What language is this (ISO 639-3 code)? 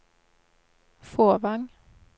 nor